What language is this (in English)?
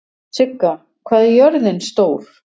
Icelandic